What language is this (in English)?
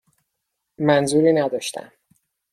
Persian